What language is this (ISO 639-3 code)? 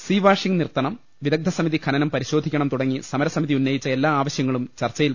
mal